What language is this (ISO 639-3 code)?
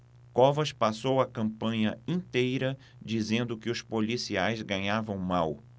por